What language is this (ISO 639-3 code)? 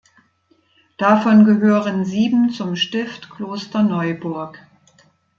deu